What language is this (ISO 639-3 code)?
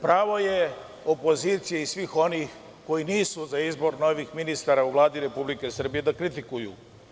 srp